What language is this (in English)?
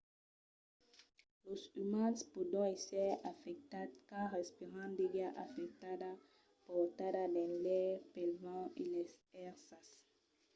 Occitan